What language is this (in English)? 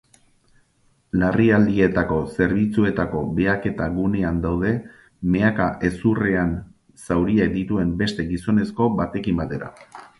Basque